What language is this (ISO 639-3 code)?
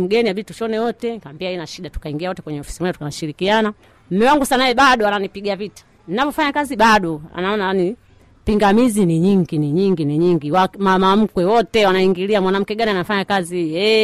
swa